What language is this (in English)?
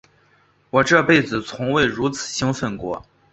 Chinese